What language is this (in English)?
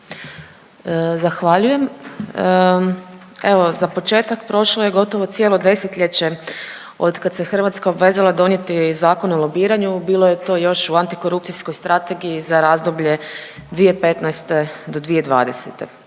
Croatian